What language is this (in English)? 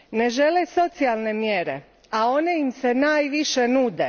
Croatian